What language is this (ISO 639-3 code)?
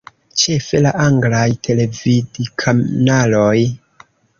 epo